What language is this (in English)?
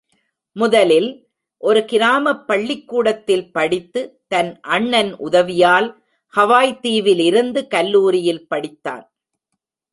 Tamil